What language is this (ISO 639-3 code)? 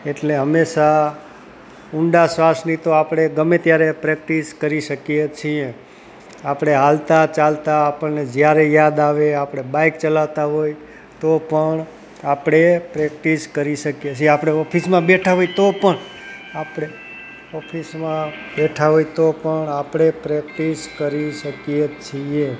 guj